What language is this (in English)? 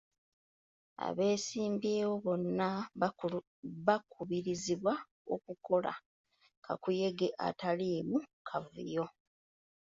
Ganda